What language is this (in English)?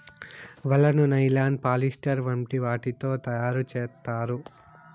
Telugu